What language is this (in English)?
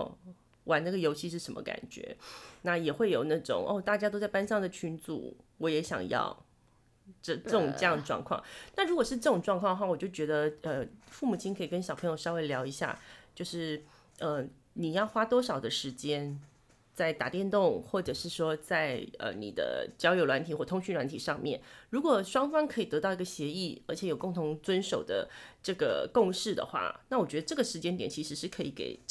Chinese